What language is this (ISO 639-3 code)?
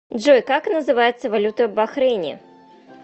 rus